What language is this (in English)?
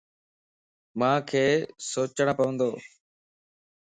Lasi